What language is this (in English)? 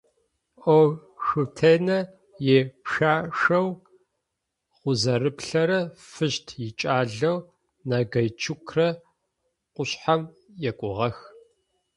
Adyghe